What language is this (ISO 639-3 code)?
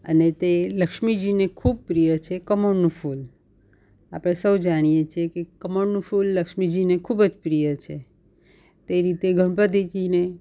guj